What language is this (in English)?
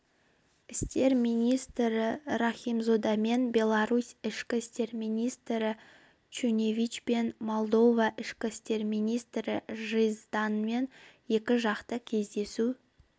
Kazakh